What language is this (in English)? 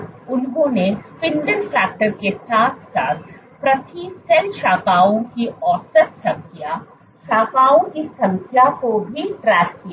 Hindi